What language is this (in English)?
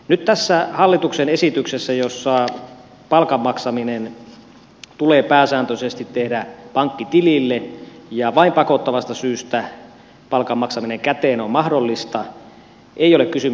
Finnish